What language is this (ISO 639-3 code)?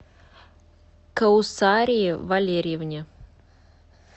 rus